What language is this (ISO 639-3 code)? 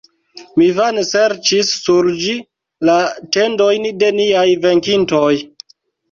epo